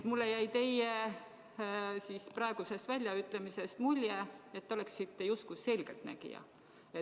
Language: Estonian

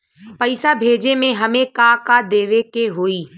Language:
Bhojpuri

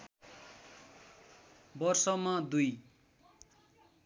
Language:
Nepali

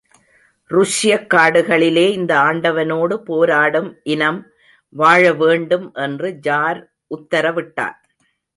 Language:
Tamil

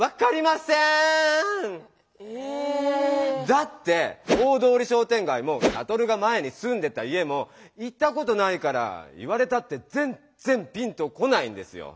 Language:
Japanese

